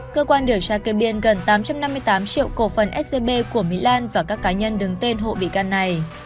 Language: Vietnamese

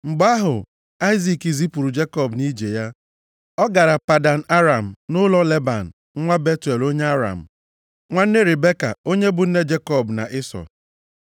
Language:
Igbo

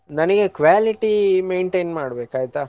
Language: Kannada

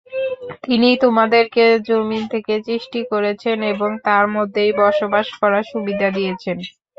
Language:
Bangla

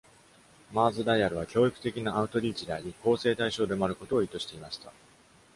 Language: Japanese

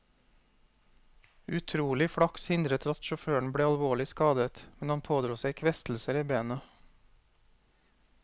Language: Norwegian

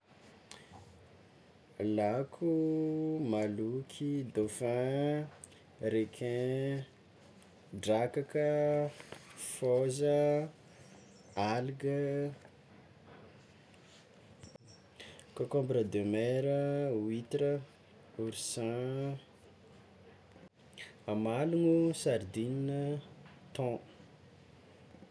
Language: Tsimihety Malagasy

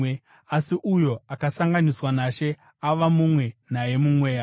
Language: Shona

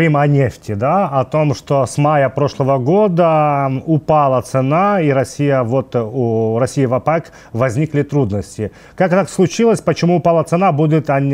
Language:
Russian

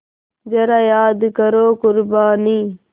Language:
Hindi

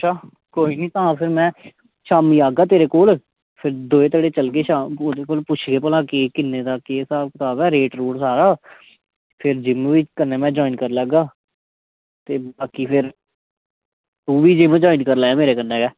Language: Dogri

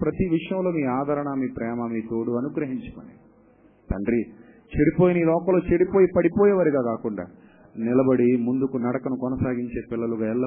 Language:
Telugu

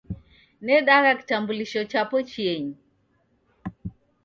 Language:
Taita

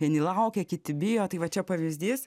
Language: Lithuanian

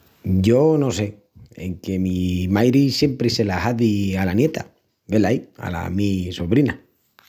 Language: Extremaduran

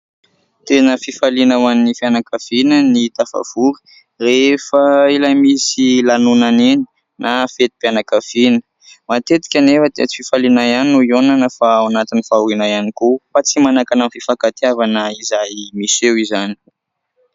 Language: Malagasy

